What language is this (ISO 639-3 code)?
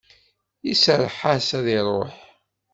kab